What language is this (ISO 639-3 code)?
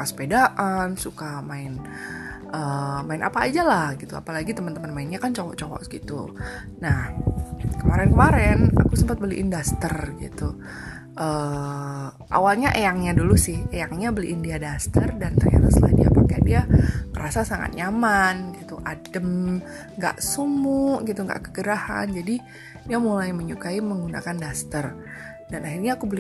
ind